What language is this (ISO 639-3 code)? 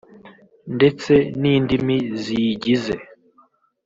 kin